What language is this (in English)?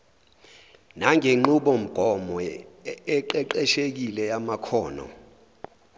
Zulu